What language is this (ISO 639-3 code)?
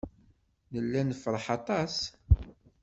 kab